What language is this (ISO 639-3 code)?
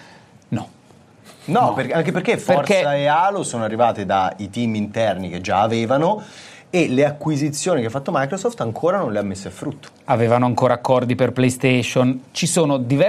ita